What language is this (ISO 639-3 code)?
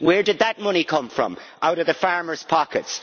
eng